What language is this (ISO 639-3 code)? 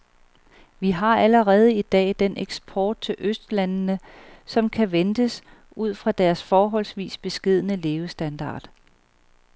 dan